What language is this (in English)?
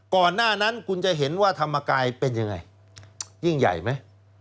Thai